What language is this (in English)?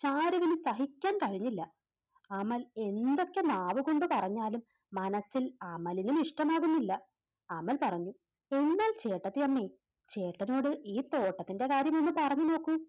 Malayalam